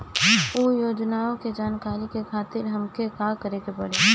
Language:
Bhojpuri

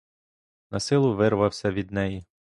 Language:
Ukrainian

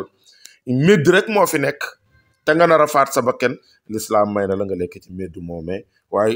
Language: Arabic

